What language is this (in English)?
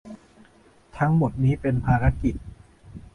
Thai